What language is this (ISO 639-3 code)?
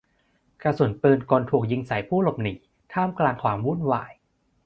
tha